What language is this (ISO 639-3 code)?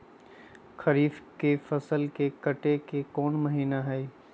mag